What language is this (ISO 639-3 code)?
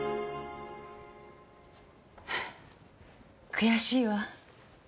jpn